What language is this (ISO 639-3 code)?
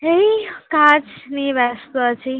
ben